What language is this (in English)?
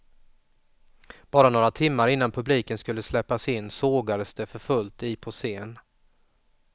Swedish